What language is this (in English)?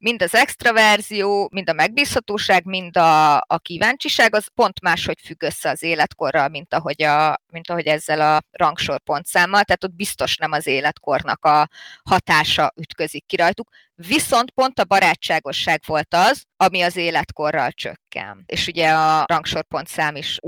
Hungarian